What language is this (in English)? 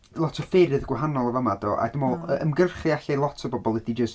Welsh